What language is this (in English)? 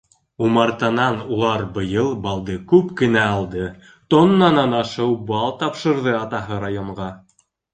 Bashkir